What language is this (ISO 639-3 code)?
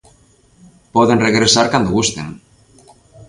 glg